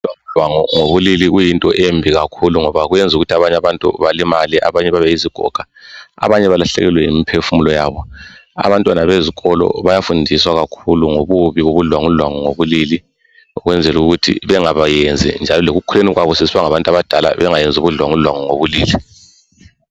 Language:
North Ndebele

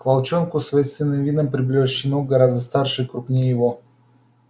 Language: Russian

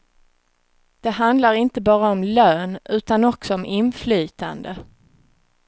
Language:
Swedish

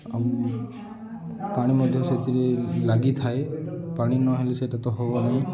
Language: Odia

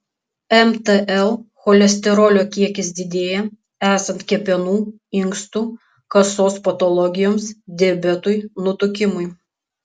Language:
Lithuanian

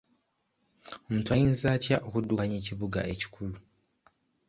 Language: Ganda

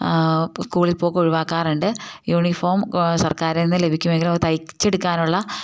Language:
Malayalam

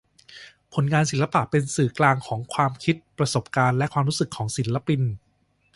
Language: Thai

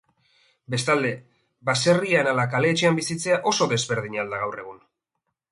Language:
Basque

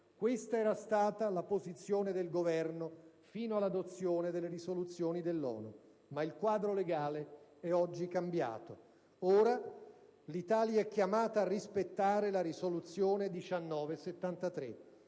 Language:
Italian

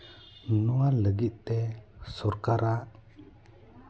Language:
Santali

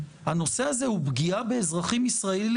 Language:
Hebrew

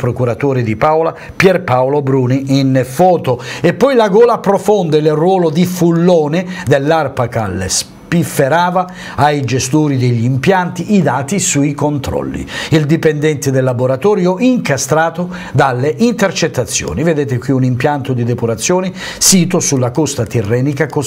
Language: Italian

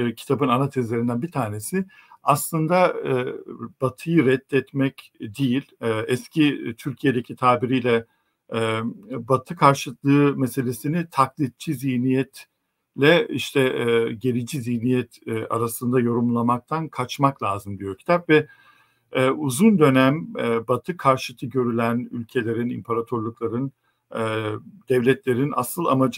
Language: Turkish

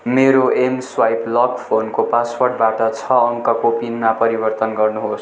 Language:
Nepali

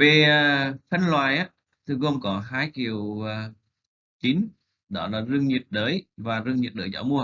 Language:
Vietnamese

